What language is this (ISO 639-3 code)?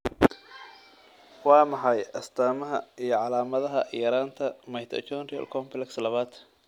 som